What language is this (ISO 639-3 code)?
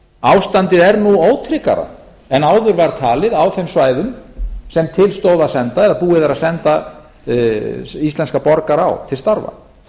isl